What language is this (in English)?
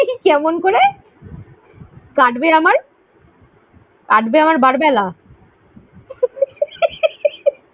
Bangla